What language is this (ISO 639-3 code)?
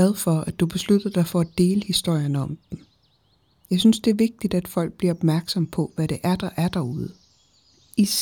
dan